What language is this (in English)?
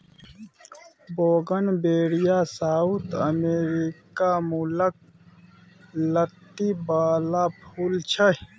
Maithili